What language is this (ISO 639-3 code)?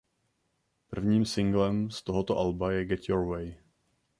ces